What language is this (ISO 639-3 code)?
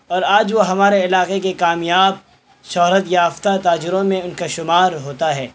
urd